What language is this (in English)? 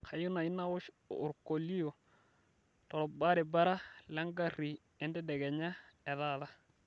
Masai